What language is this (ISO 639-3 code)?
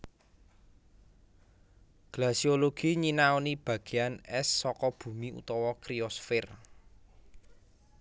jav